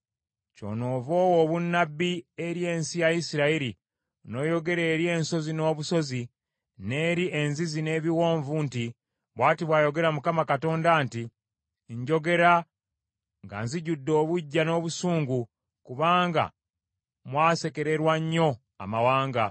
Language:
Ganda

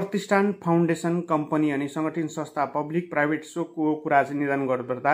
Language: Indonesian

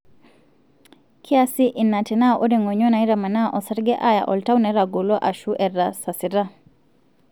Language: Masai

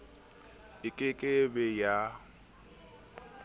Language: Southern Sotho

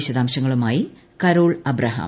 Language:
Malayalam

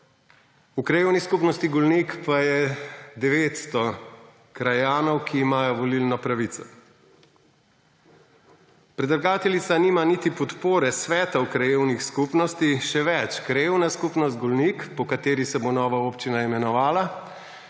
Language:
Slovenian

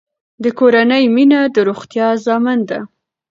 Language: Pashto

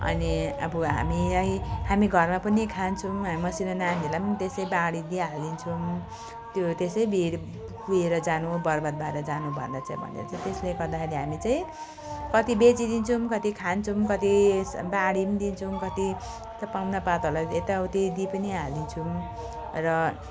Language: Nepali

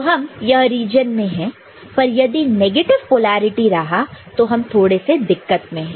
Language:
Hindi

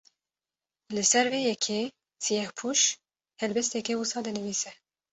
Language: Kurdish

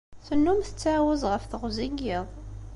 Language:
Kabyle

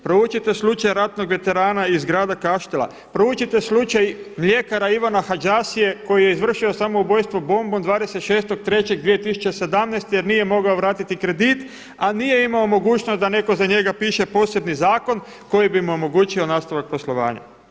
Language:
Croatian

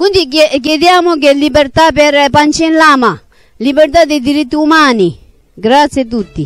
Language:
Italian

